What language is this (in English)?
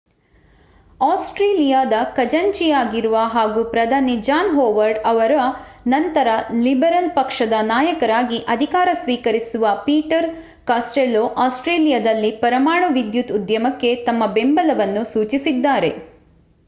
Kannada